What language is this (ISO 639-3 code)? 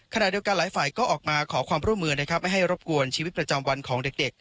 tha